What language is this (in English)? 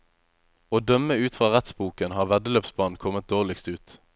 Norwegian